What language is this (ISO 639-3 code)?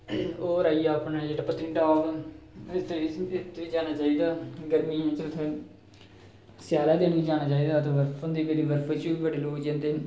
doi